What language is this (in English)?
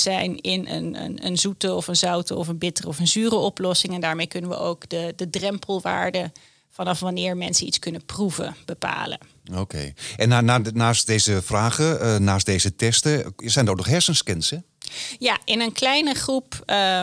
Dutch